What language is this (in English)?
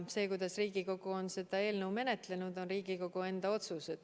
Estonian